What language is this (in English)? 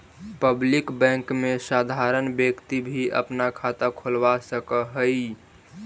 Magahi